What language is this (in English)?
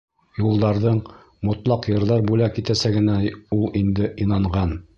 Bashkir